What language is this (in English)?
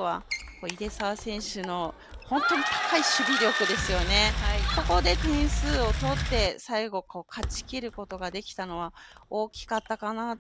Japanese